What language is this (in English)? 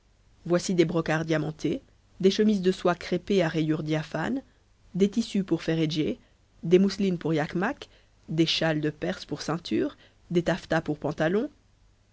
French